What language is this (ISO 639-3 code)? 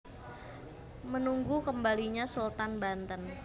jav